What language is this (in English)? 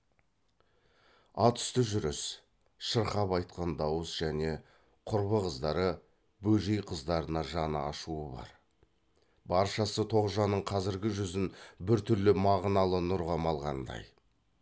Kazakh